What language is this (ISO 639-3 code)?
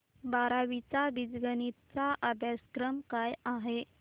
mar